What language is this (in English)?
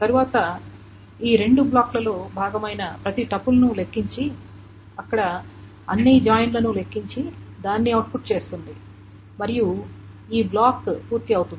Telugu